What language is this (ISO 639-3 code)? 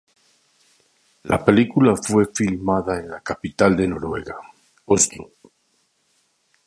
spa